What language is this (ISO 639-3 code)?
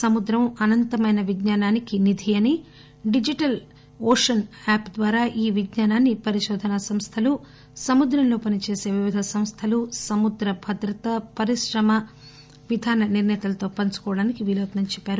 tel